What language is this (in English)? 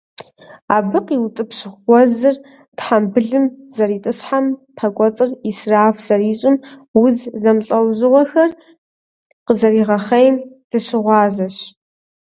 Kabardian